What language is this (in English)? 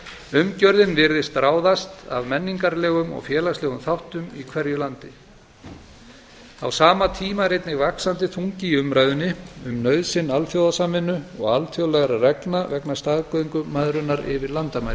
Icelandic